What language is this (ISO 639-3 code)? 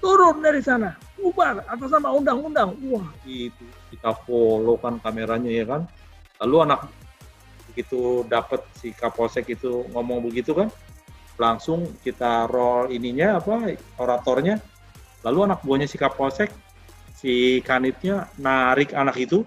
ind